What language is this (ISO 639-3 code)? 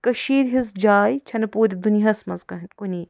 kas